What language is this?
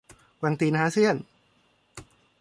Thai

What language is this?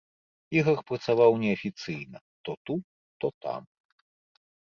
Belarusian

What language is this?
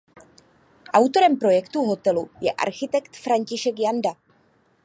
Czech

